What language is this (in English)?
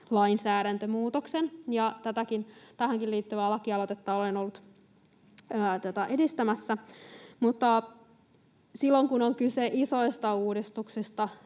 Finnish